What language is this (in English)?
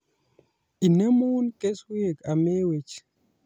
Kalenjin